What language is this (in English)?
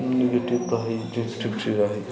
Maithili